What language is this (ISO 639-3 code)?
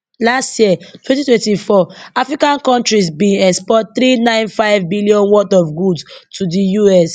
pcm